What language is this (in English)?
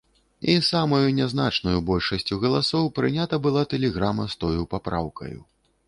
Belarusian